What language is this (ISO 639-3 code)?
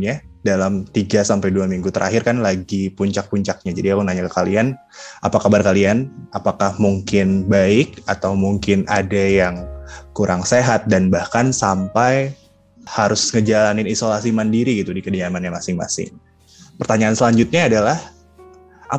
ind